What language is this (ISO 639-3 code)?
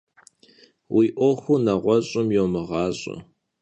kbd